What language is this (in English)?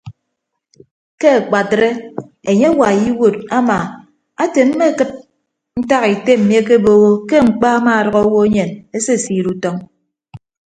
Ibibio